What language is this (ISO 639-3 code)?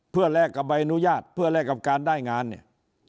tha